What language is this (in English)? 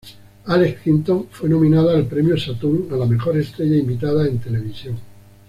Spanish